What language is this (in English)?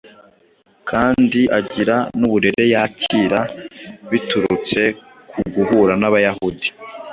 Kinyarwanda